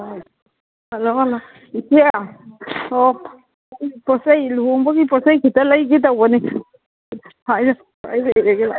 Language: Manipuri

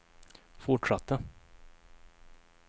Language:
Swedish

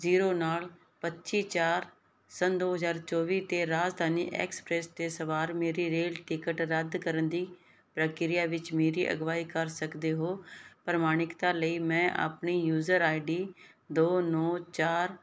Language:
Punjabi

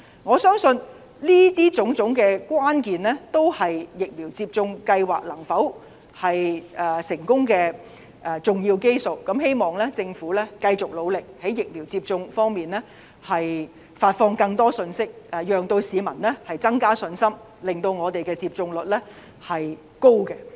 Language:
Cantonese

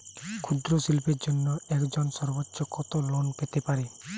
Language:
Bangla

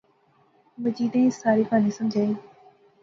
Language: Pahari-Potwari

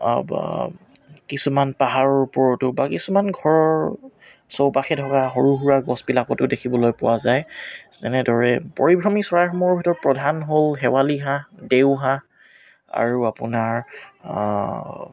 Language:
Assamese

